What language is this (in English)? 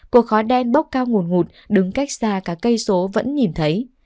Vietnamese